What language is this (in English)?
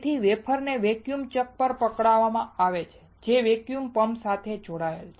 Gujarati